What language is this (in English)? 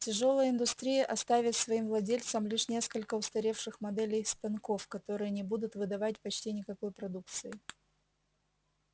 Russian